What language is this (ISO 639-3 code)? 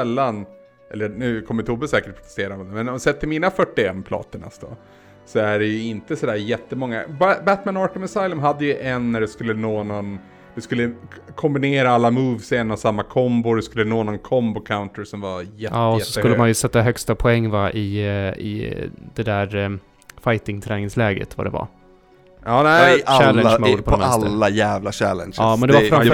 swe